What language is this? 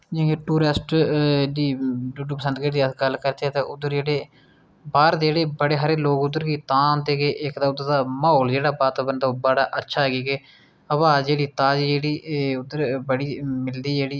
Dogri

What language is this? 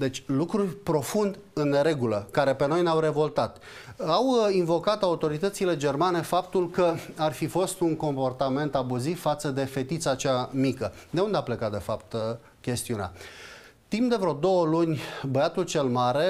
Romanian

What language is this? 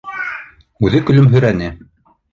Bashkir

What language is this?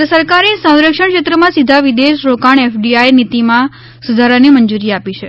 Gujarati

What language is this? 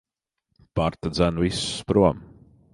Latvian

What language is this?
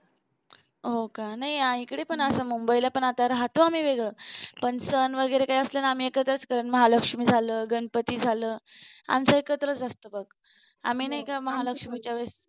Marathi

